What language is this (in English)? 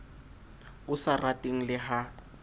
Southern Sotho